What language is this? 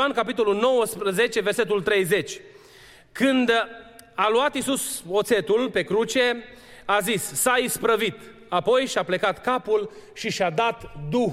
Romanian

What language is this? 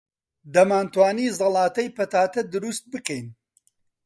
Central Kurdish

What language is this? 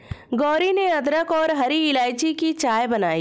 Hindi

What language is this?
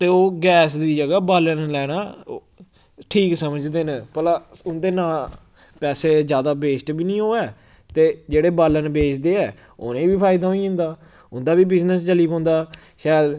Dogri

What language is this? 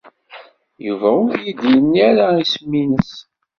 Kabyle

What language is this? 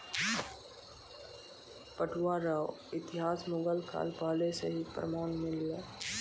Maithili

